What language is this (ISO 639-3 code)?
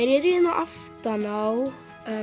isl